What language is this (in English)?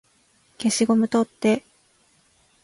Japanese